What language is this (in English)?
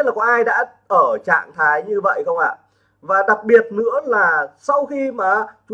Vietnamese